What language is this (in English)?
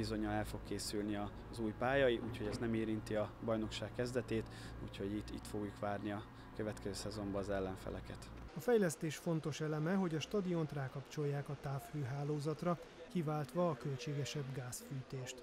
Hungarian